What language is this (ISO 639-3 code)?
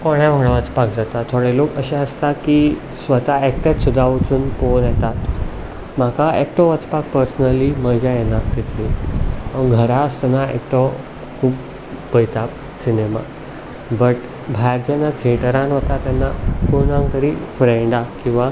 kok